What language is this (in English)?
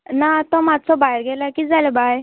Konkani